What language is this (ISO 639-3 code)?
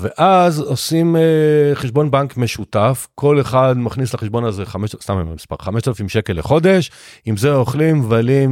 heb